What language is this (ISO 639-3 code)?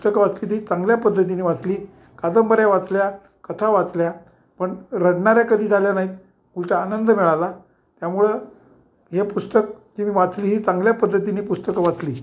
mar